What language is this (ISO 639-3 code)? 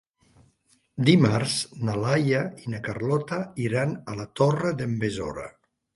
cat